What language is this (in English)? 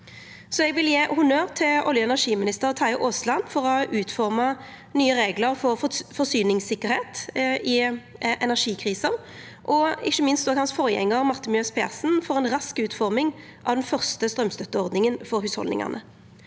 Norwegian